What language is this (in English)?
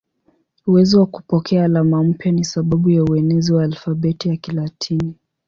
Swahili